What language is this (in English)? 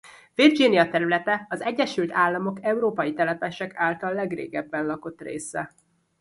Hungarian